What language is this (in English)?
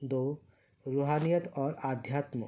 Urdu